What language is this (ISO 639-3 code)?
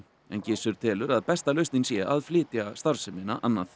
isl